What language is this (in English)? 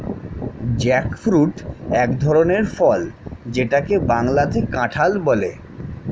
Bangla